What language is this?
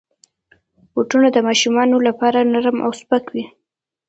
Pashto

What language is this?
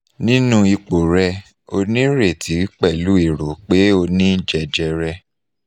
Yoruba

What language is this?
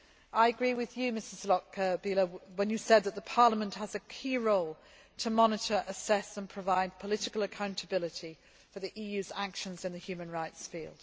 English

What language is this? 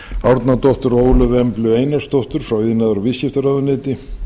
Icelandic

